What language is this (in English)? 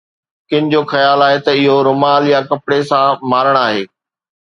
Sindhi